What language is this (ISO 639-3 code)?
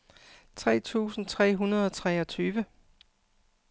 dan